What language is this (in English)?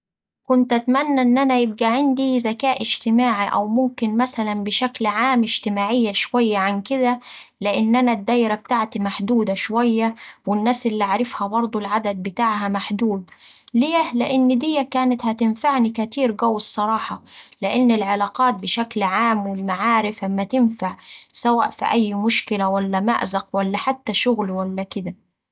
Saidi Arabic